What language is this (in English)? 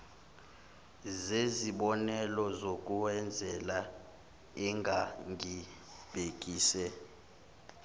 Zulu